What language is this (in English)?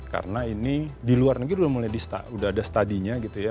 Indonesian